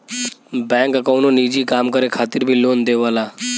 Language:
Bhojpuri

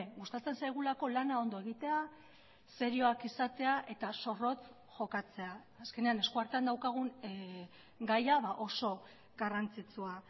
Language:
Basque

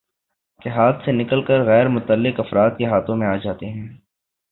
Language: Urdu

